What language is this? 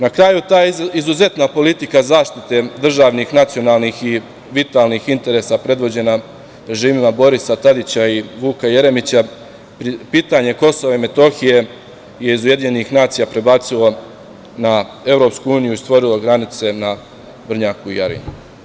Serbian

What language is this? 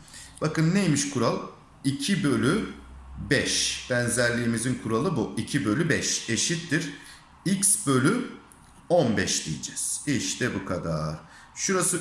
Turkish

